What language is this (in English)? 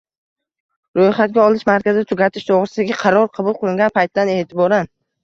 Uzbek